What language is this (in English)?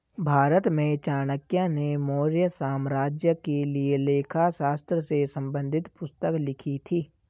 Hindi